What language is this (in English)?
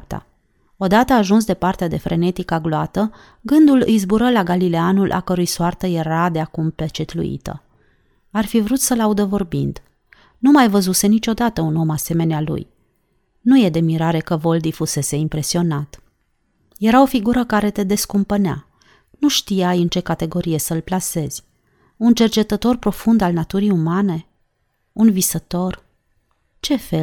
Romanian